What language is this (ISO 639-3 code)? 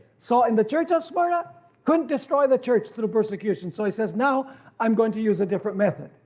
eng